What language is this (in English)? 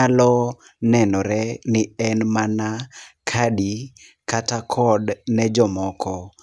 Luo (Kenya and Tanzania)